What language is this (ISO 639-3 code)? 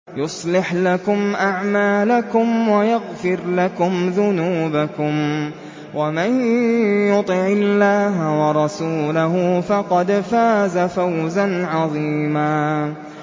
ara